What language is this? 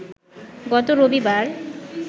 Bangla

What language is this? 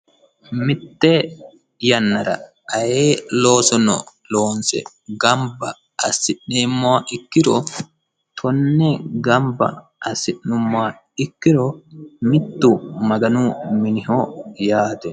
Sidamo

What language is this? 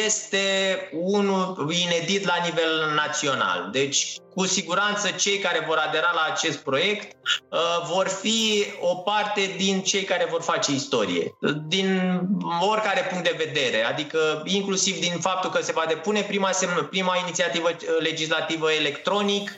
Romanian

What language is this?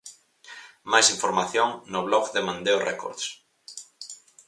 Galician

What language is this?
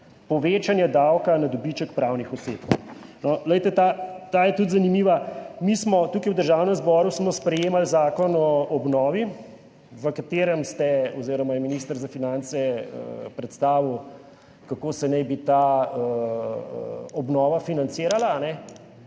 Slovenian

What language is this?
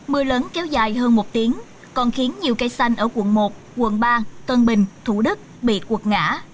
Vietnamese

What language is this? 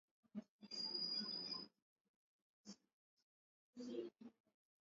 Swahili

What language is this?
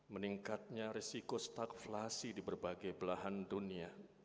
Indonesian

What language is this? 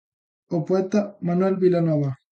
Galician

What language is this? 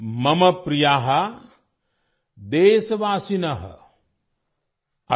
Gujarati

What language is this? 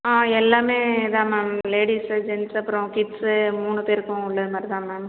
Tamil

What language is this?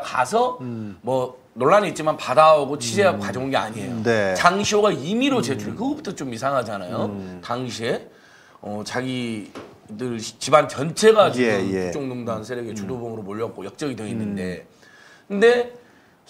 Korean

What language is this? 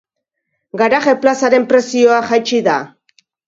Basque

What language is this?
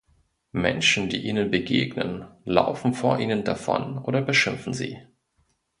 German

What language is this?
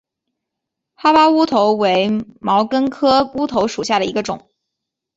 Chinese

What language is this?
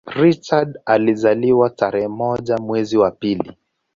Swahili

